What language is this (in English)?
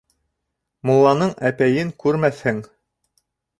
Bashkir